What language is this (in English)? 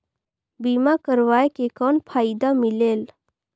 Chhattisgarhi